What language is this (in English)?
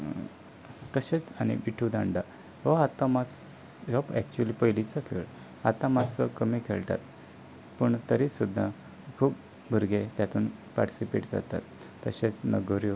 Konkani